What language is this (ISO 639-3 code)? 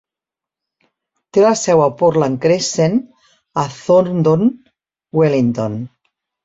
cat